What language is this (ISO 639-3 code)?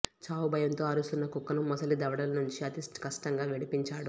tel